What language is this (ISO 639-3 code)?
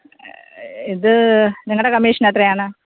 mal